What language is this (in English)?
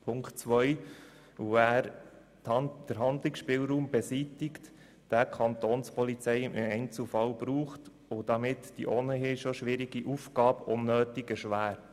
Swiss German